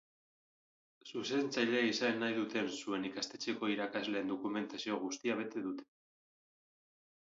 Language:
Basque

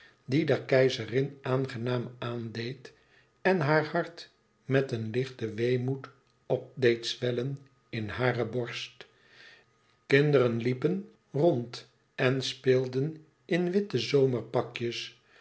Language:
Dutch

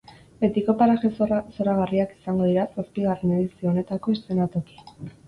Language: Basque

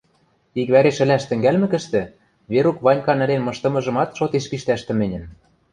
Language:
Western Mari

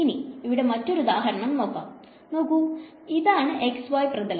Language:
Malayalam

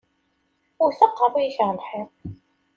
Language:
Kabyle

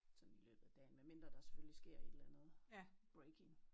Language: Danish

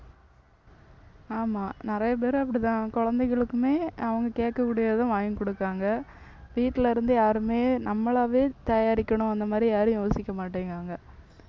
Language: Tamil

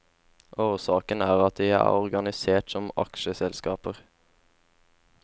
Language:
Norwegian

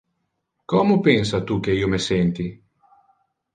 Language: Interlingua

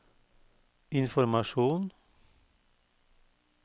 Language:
Norwegian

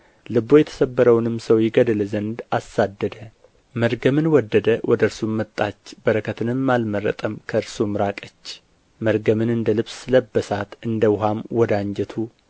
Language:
Amharic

